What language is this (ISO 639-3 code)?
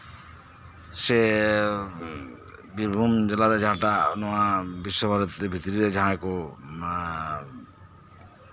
sat